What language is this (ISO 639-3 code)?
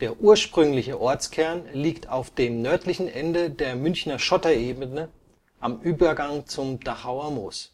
deu